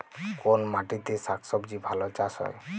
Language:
Bangla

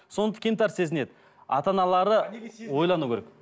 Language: Kazakh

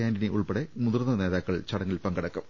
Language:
Malayalam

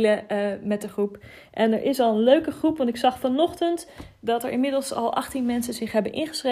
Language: Dutch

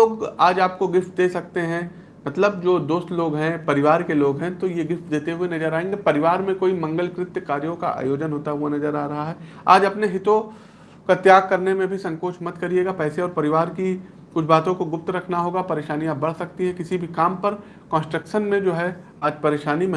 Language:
Hindi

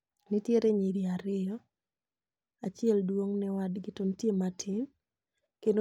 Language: Luo (Kenya and Tanzania)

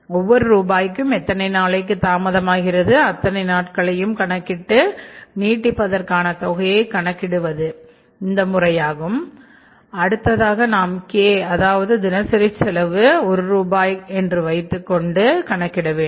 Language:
Tamil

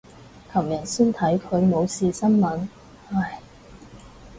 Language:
Cantonese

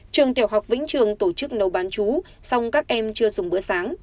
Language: Vietnamese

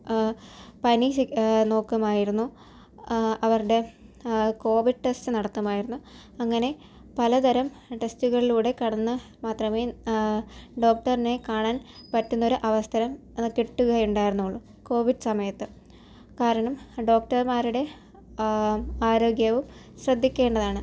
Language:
Malayalam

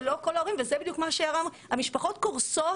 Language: Hebrew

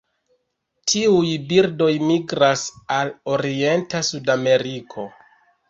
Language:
Esperanto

